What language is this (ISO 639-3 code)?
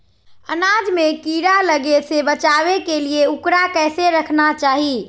mag